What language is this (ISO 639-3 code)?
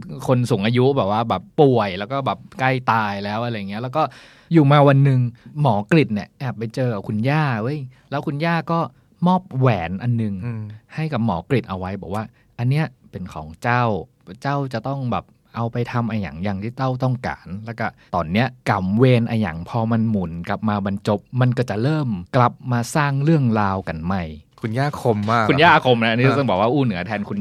tha